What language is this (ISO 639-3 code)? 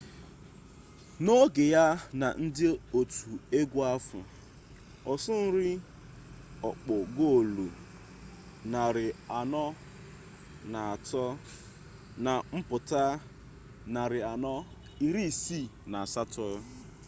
ibo